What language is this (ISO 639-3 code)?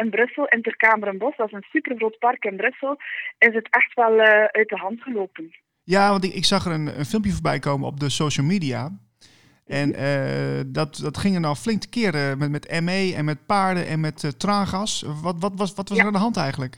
nld